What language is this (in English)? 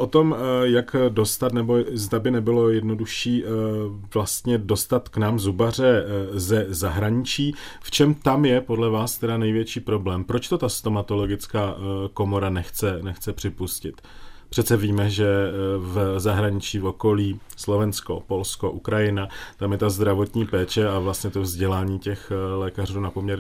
Czech